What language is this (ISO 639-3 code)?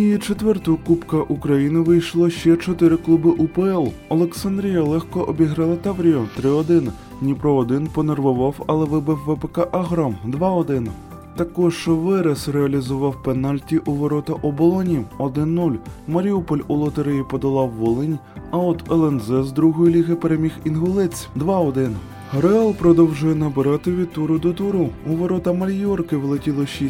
ukr